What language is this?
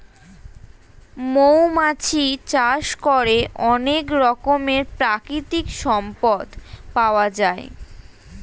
Bangla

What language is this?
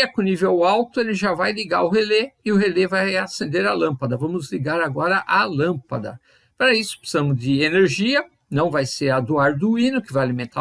Portuguese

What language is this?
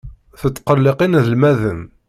Kabyle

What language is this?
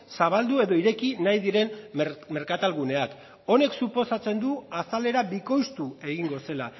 Basque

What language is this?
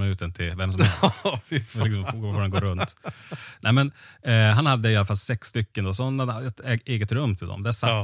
Swedish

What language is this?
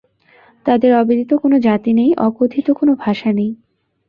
Bangla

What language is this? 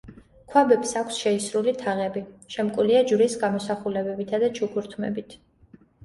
Georgian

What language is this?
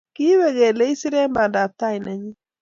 Kalenjin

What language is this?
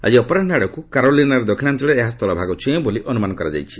Odia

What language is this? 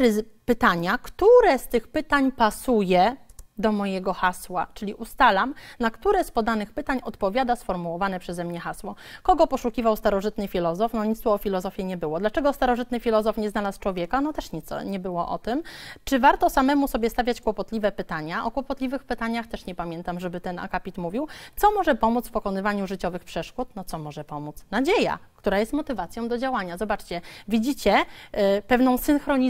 Polish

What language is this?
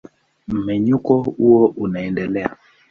Swahili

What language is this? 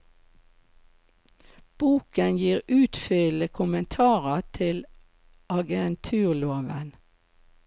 Norwegian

